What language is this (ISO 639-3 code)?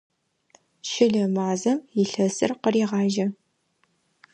ady